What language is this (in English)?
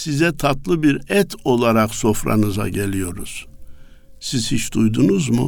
Turkish